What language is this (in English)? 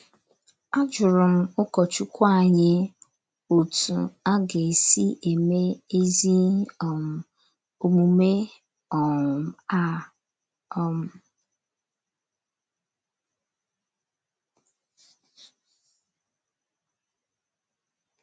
Igbo